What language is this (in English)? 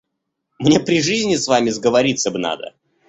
Russian